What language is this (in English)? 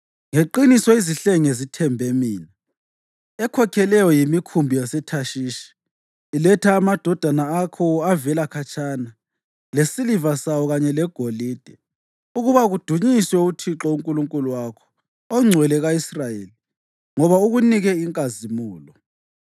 North Ndebele